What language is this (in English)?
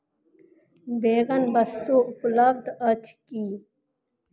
Maithili